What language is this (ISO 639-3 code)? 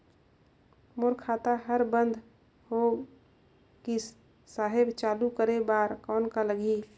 hne